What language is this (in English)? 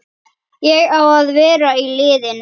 Icelandic